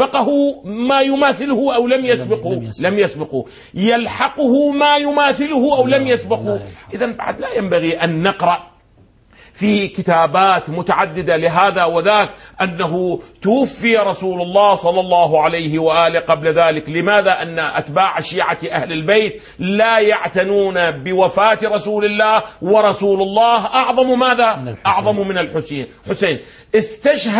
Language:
Arabic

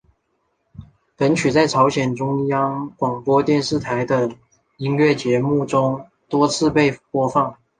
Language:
Chinese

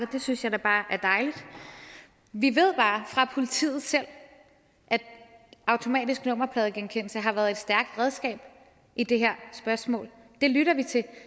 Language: Danish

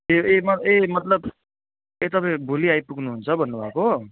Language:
Nepali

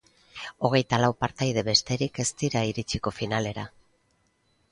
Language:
Basque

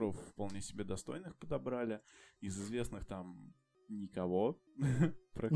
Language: Russian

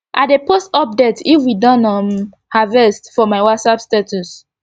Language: Nigerian Pidgin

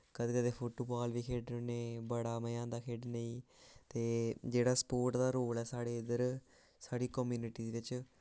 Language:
Dogri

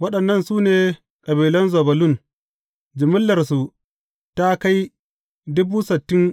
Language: Hausa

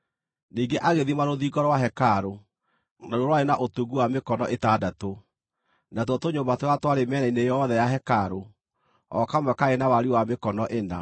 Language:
Kikuyu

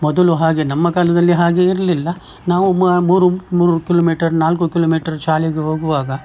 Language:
Kannada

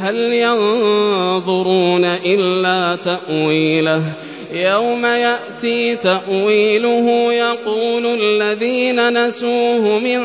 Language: Arabic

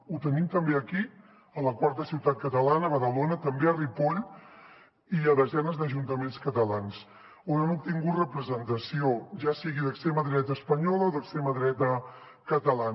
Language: Catalan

